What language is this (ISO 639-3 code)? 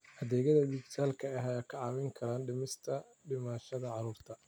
som